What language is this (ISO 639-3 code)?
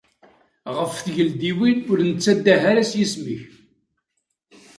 kab